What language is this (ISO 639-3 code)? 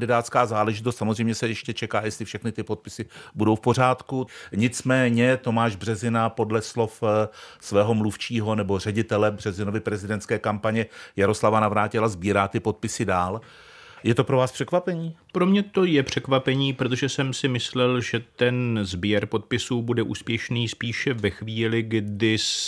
ces